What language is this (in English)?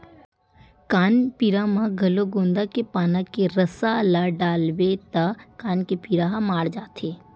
Chhattisgarhi